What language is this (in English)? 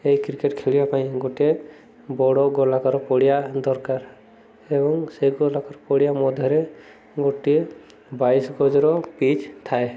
Odia